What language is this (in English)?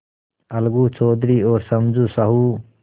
Hindi